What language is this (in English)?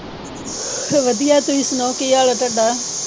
Punjabi